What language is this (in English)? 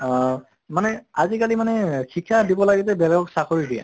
Assamese